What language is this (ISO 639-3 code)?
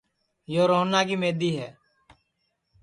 ssi